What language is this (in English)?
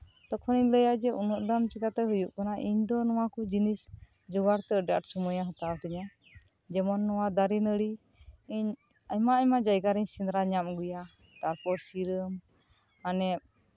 Santali